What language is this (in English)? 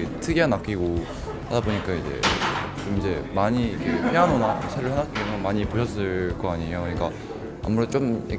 Korean